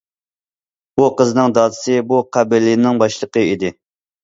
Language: Uyghur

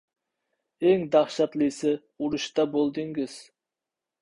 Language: Uzbek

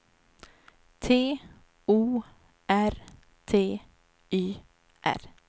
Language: Swedish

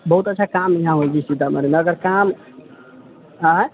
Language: Maithili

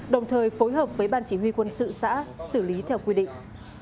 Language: Vietnamese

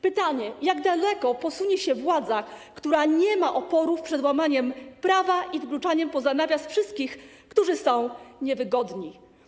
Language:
Polish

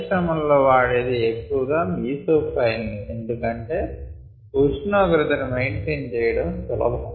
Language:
Telugu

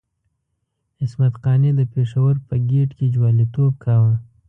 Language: Pashto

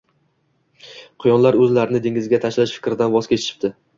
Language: Uzbek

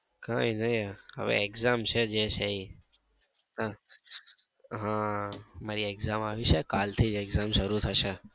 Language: Gujarati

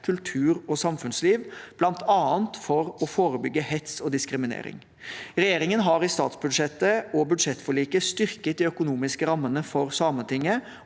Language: Norwegian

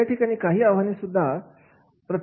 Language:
Marathi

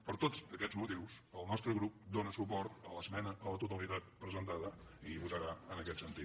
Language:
Catalan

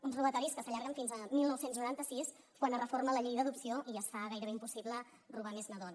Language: Catalan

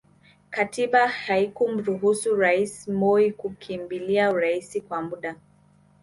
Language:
Swahili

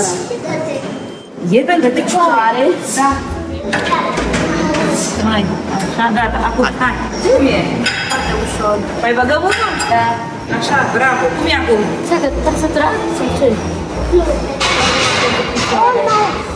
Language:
Romanian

